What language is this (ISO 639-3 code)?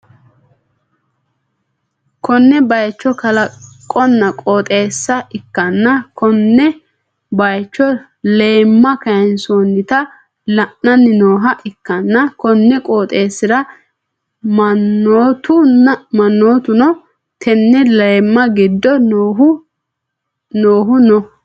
sid